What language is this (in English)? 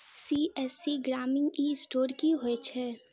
Maithili